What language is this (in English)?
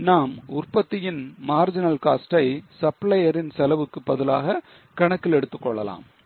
Tamil